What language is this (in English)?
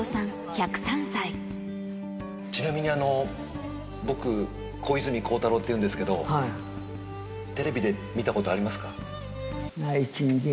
Japanese